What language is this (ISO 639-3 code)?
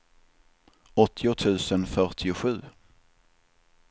swe